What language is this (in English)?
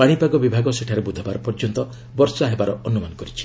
Odia